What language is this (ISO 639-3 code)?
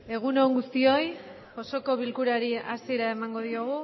eus